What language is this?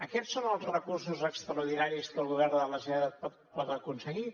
Catalan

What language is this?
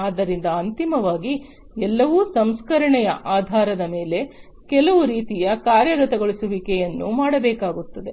Kannada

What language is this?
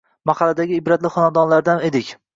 Uzbek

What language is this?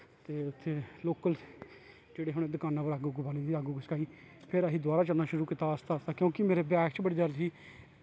Dogri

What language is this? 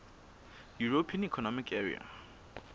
Southern Sotho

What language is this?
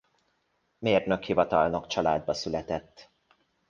Hungarian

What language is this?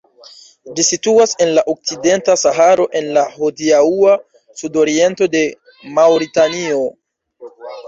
Esperanto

